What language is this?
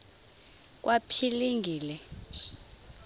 Xhosa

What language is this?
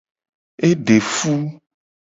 Gen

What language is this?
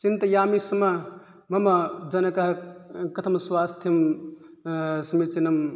Sanskrit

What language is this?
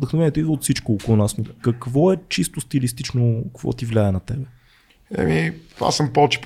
Bulgarian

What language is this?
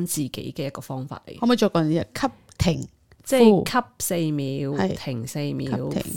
Chinese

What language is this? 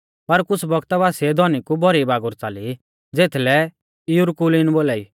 Mahasu Pahari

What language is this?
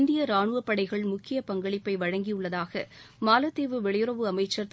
Tamil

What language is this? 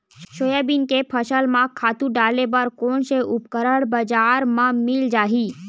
Chhattisgarhi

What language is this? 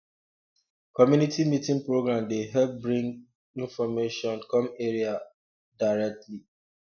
Nigerian Pidgin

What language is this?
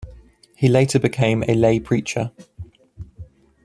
English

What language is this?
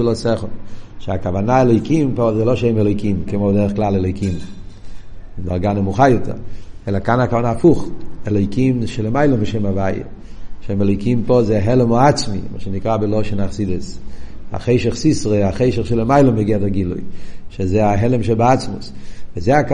Hebrew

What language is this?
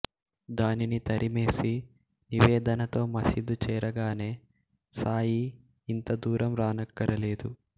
Telugu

